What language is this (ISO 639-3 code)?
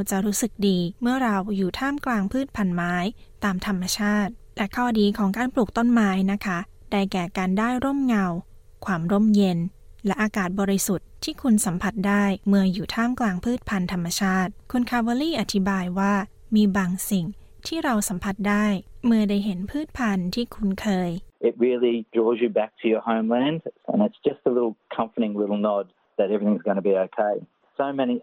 tha